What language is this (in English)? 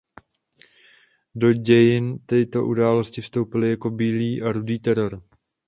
Czech